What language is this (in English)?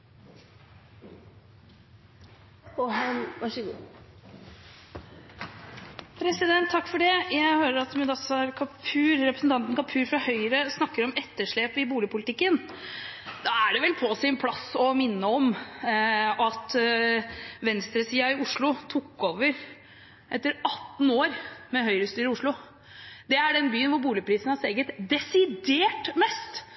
Norwegian Bokmål